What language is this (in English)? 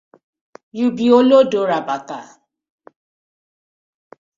Nigerian Pidgin